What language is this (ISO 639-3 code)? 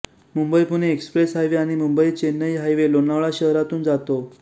mar